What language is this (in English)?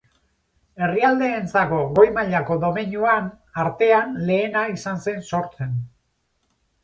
Basque